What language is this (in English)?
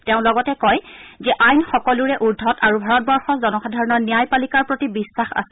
Assamese